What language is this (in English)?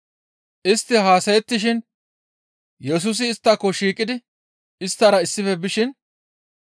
Gamo